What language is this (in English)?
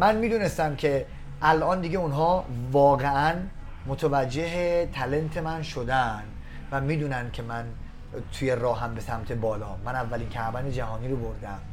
Persian